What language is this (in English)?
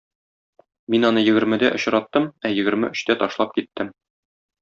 Tatar